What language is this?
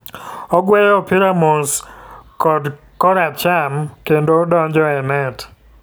Luo (Kenya and Tanzania)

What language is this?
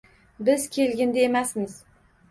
Uzbek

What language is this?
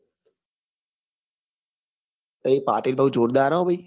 Gujarati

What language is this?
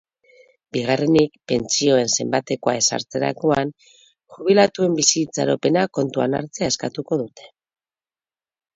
Basque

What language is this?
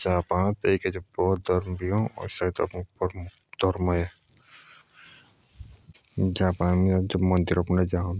Jaunsari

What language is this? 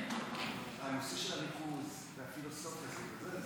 Hebrew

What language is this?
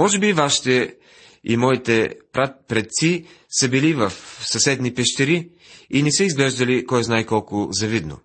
Bulgarian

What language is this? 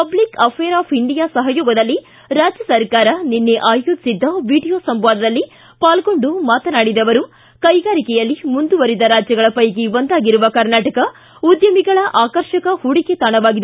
Kannada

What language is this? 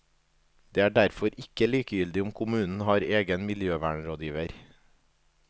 Norwegian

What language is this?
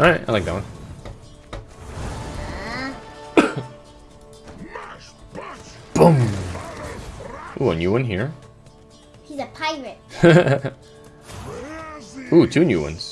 English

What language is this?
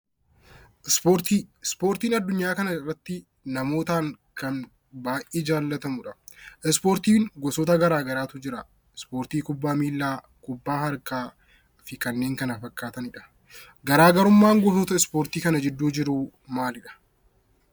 Oromo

